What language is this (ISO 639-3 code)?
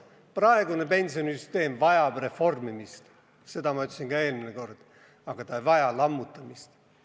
est